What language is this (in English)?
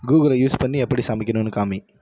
Tamil